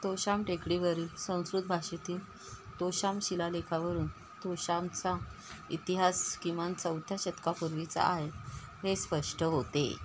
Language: Marathi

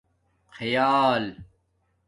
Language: Domaaki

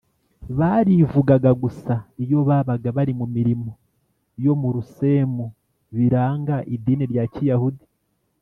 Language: Kinyarwanda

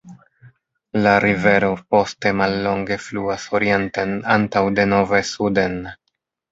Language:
Esperanto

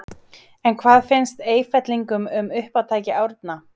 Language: Icelandic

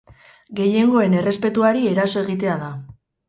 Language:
Basque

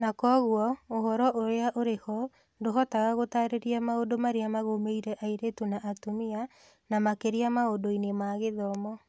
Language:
Kikuyu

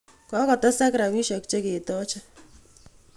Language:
Kalenjin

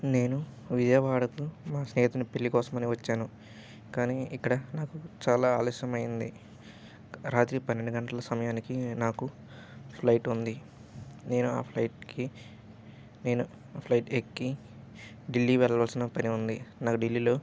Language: Telugu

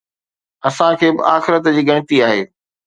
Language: Sindhi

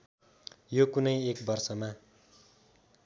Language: Nepali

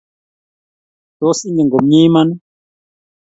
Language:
Kalenjin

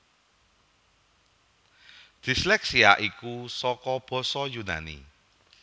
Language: Javanese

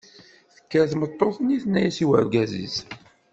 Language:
Kabyle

